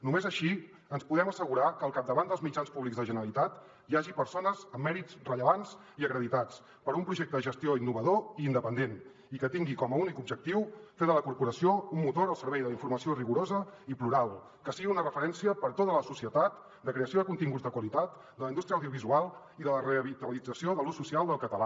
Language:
Catalan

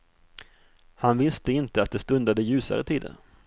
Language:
Swedish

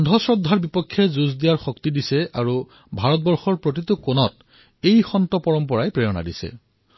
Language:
Assamese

